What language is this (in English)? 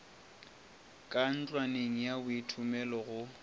Northern Sotho